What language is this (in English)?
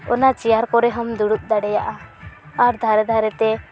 Santali